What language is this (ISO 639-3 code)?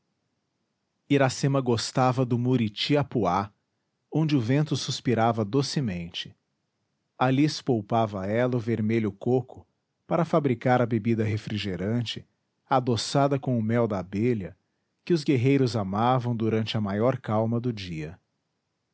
por